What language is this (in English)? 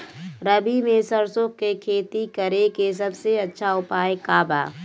Bhojpuri